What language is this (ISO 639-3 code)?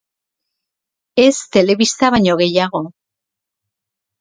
eus